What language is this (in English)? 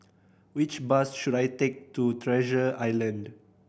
English